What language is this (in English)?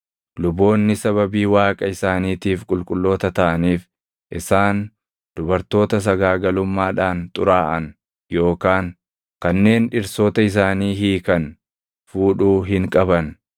Oromo